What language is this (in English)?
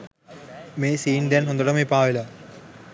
Sinhala